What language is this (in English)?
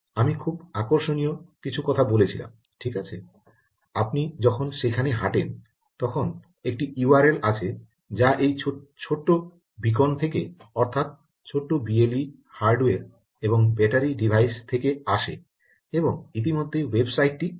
Bangla